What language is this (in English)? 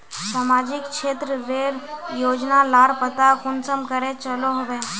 Magahi